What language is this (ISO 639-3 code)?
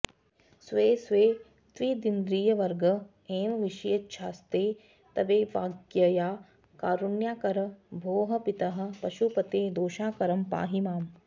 san